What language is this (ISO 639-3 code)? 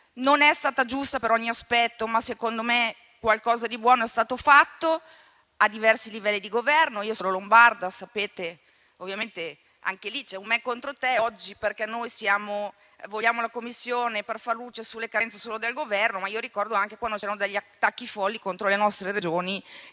ita